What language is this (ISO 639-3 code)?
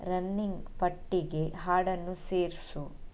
kan